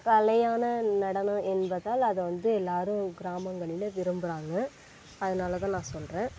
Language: Tamil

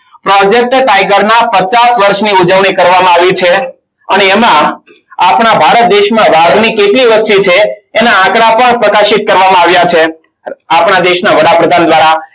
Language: Gujarati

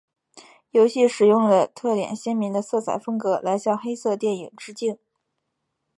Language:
Chinese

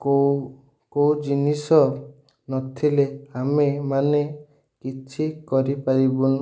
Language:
Odia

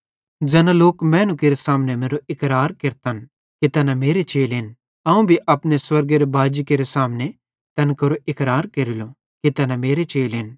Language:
Bhadrawahi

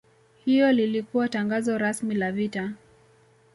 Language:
Swahili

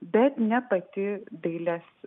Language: Lithuanian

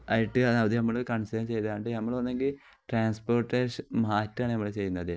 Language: Malayalam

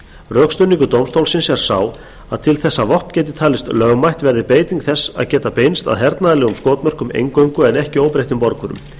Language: Icelandic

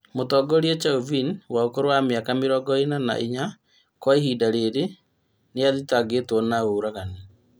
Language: Kikuyu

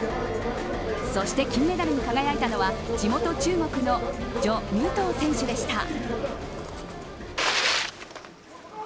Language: Japanese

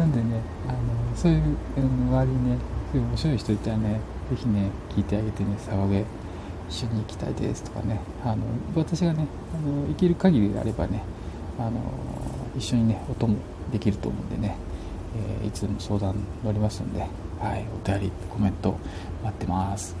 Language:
Japanese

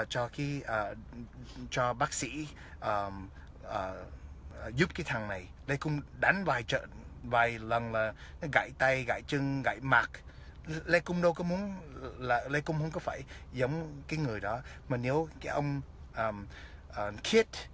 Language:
Vietnamese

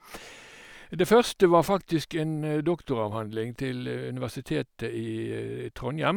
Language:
Norwegian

